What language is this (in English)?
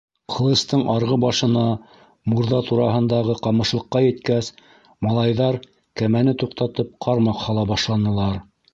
Bashkir